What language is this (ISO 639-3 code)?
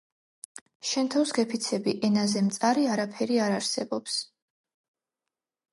kat